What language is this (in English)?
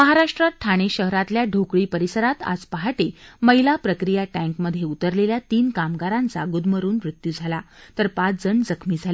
Marathi